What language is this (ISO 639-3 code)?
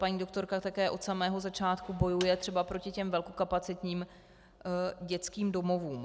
ces